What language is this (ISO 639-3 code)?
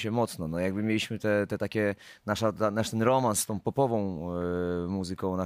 pol